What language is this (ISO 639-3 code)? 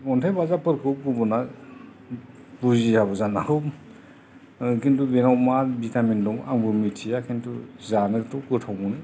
brx